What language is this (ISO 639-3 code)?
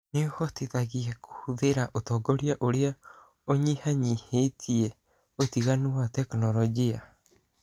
kik